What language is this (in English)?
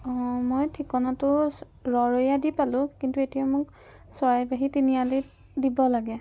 Assamese